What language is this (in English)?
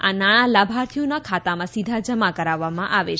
Gujarati